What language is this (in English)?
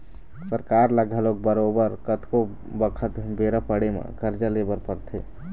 Chhattisgarhi